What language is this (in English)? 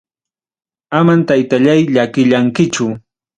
Ayacucho Quechua